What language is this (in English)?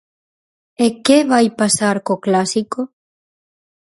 Galician